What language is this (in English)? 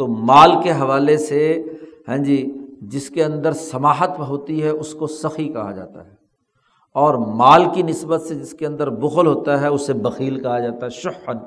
Urdu